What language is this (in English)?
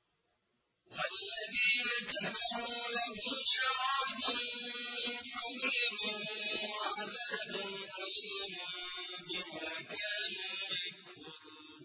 Arabic